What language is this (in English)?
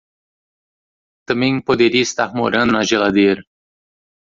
Portuguese